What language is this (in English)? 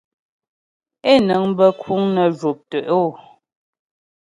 Ghomala